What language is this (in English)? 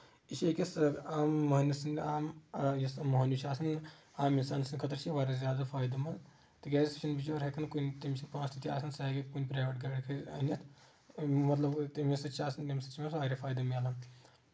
Kashmiri